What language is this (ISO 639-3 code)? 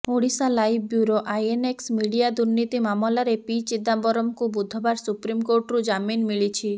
ori